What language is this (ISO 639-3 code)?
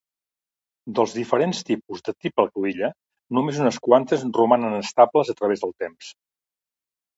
cat